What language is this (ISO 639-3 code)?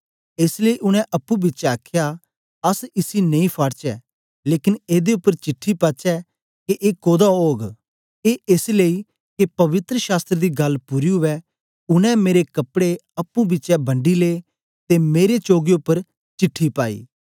doi